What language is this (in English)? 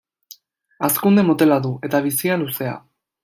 Basque